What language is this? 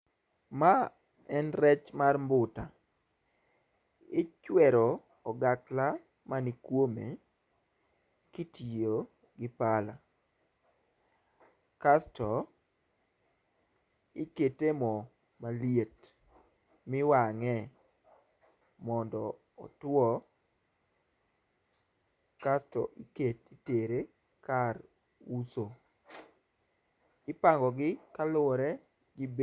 Luo (Kenya and Tanzania)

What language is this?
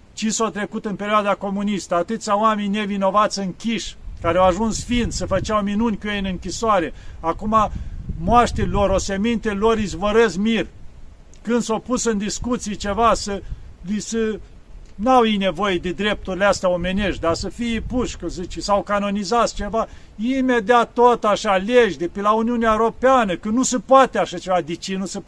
Romanian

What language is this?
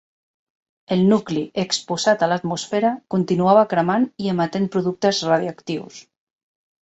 Catalan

